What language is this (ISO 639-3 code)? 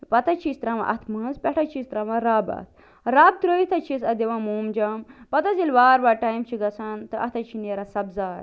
kas